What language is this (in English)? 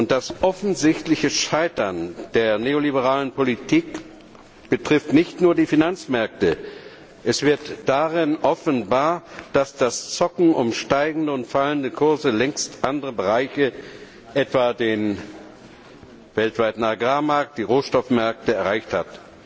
German